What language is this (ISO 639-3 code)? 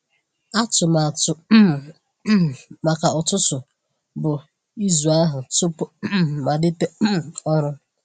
ibo